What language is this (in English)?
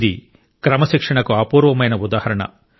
Telugu